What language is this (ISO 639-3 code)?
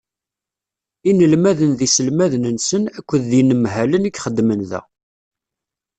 kab